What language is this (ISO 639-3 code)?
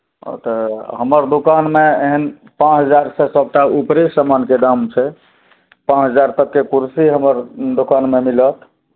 mai